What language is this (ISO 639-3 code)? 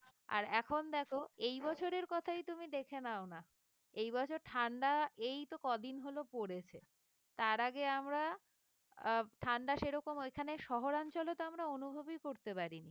ben